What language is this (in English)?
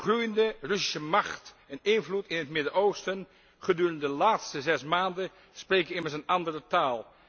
Dutch